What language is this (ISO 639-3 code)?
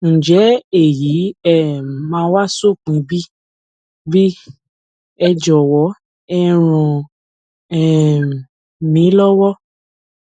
yor